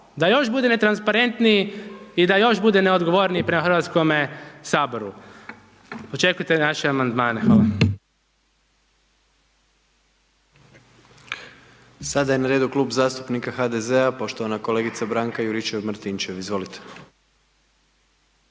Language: Croatian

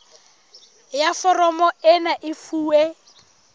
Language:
Southern Sotho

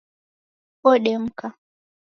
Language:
Taita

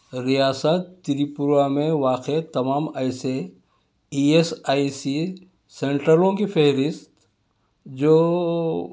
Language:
Urdu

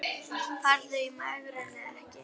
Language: Icelandic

